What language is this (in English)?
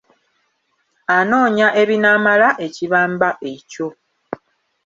Ganda